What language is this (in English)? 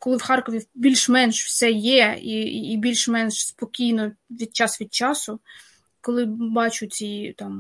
Ukrainian